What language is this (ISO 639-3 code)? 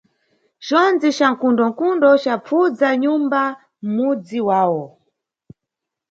nyu